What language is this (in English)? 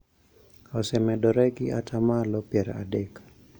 Luo (Kenya and Tanzania)